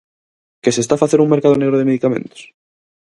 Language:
Galician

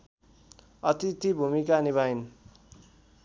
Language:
Nepali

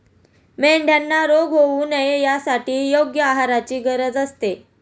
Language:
Marathi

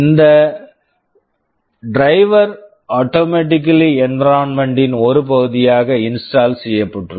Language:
Tamil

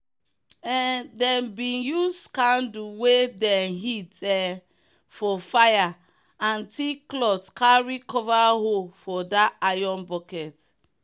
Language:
Nigerian Pidgin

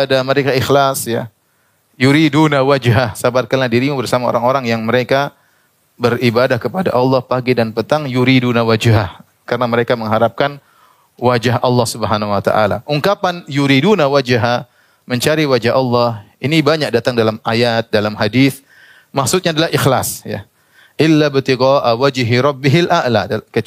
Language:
Indonesian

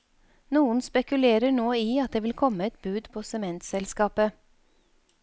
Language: Norwegian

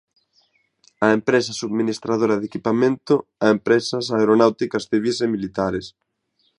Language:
Galician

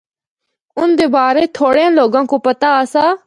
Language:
Northern Hindko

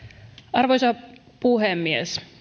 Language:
Finnish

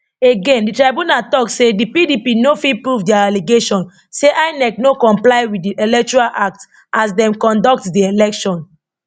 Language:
Nigerian Pidgin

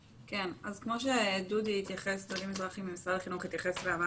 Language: Hebrew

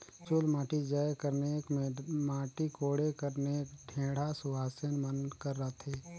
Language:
Chhattisgarhi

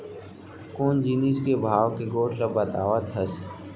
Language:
Chhattisgarhi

